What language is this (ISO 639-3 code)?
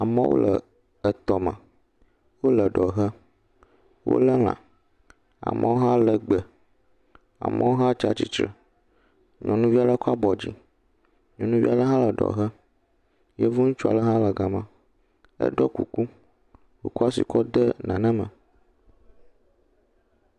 ewe